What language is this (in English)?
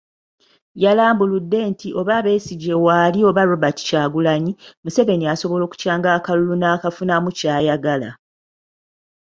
Ganda